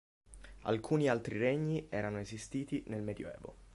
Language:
Italian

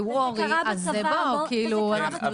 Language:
Hebrew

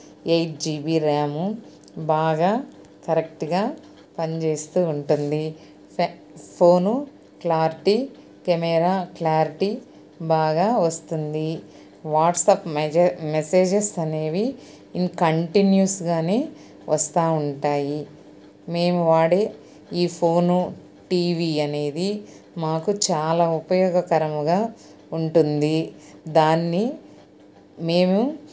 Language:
Telugu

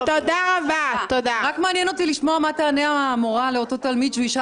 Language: Hebrew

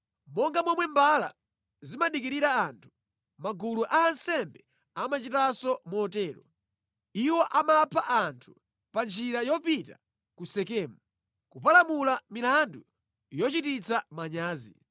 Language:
Nyanja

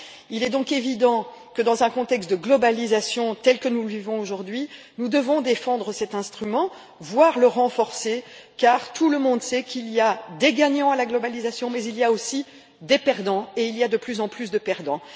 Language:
French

